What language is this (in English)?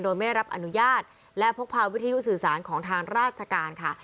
Thai